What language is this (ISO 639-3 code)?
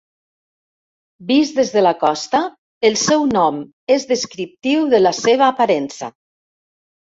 cat